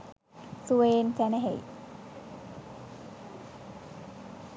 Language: Sinhala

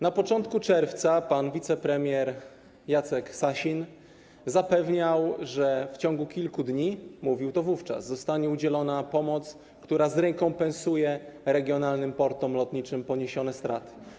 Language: Polish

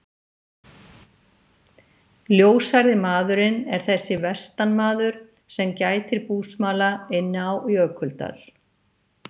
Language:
Icelandic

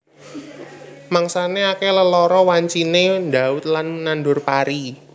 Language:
Javanese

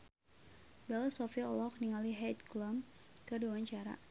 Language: Sundanese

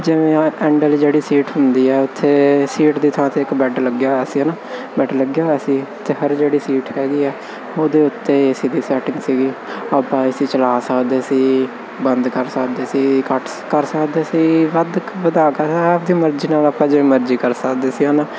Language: Punjabi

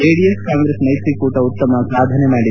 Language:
Kannada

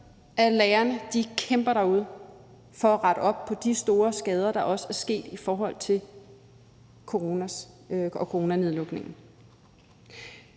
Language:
Danish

